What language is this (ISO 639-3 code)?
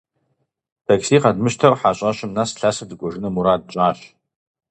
kbd